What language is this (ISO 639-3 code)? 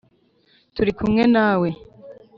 kin